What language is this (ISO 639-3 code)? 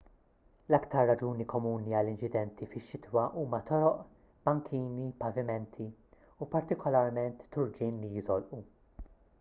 mlt